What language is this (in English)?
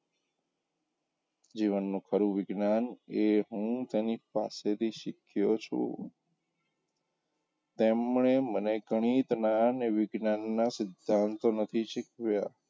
Gujarati